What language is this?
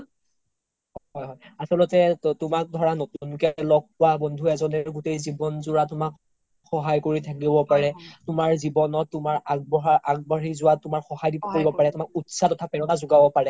Assamese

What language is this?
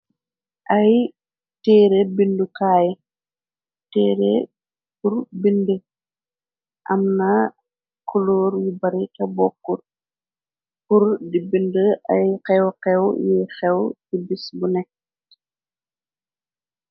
Wolof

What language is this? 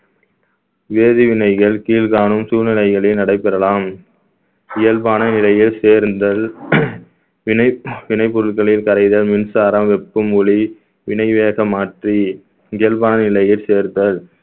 Tamil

